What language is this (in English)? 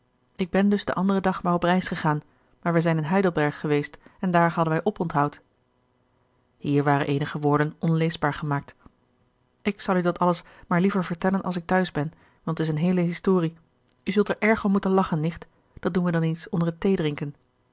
Dutch